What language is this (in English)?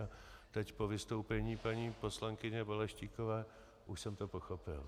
Czech